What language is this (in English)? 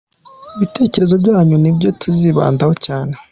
Kinyarwanda